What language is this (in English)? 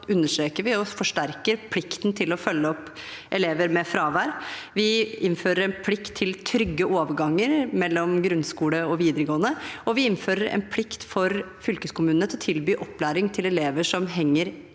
Norwegian